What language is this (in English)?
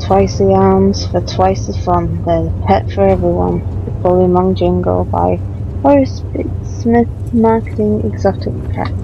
English